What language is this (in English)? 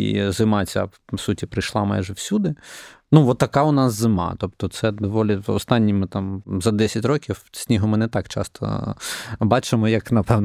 Ukrainian